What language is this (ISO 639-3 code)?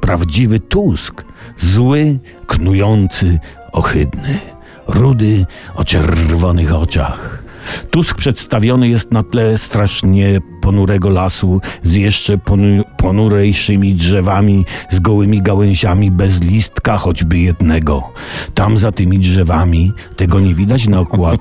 pol